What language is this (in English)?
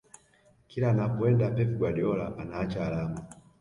Swahili